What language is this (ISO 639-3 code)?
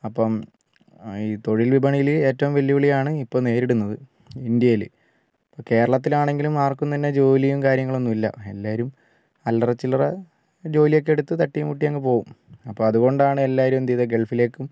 mal